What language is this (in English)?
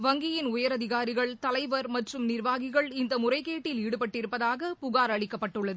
Tamil